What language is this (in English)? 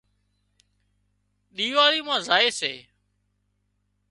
Wadiyara Koli